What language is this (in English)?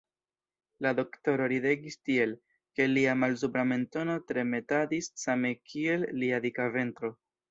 Esperanto